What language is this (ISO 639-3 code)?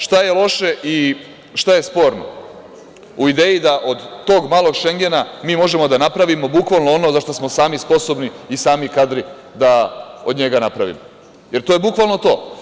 srp